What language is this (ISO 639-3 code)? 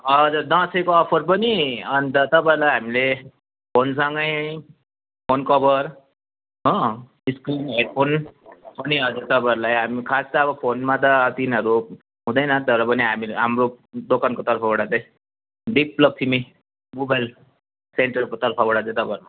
nep